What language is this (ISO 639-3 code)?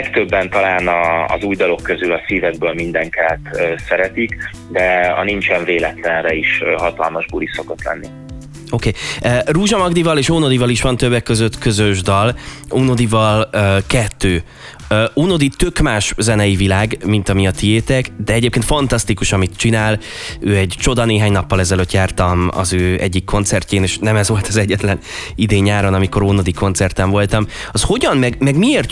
hun